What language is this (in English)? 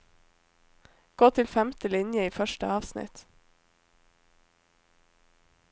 Norwegian